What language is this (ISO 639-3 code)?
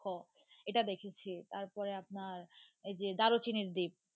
ben